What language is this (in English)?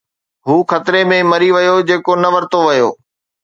Sindhi